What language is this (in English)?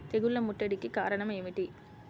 Telugu